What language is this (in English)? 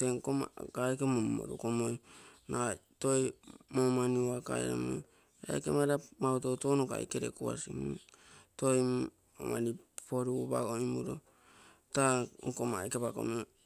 Terei